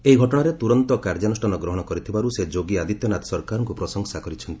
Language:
Odia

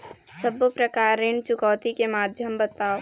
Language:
Chhattisgarhi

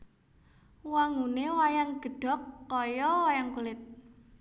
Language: Javanese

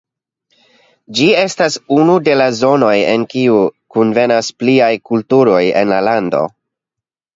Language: Esperanto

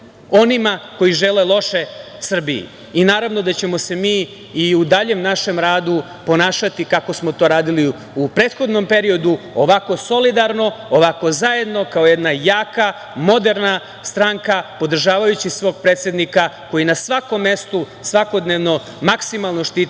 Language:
Serbian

